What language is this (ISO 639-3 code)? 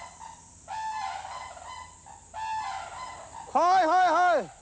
jpn